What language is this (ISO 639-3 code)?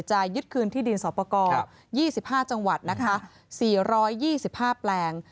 tha